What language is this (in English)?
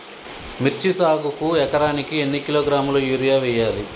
Telugu